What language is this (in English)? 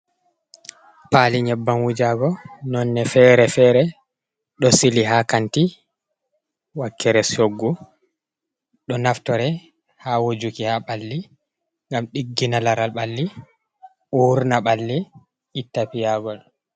Fula